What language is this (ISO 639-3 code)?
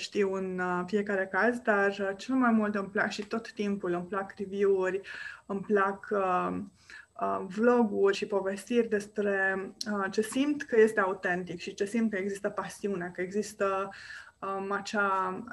ron